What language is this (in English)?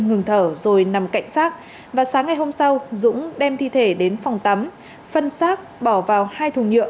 Vietnamese